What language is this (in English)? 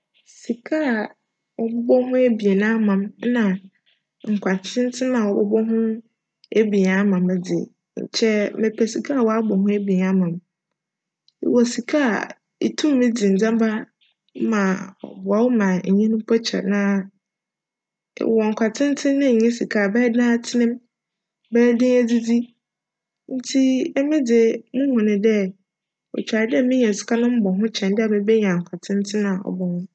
Akan